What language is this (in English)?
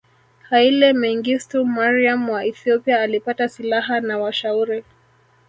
Swahili